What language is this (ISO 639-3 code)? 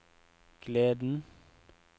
nor